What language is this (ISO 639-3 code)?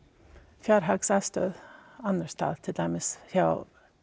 isl